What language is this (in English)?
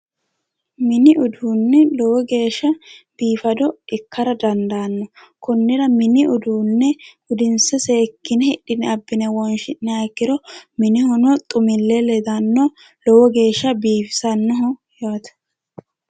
Sidamo